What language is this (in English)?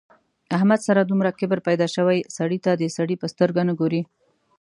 Pashto